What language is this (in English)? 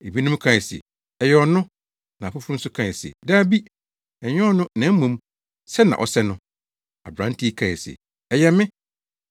Akan